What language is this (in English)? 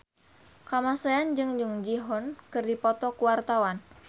Sundanese